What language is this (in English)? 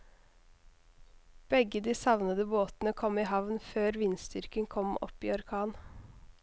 Norwegian